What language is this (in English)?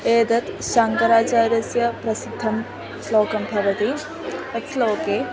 Sanskrit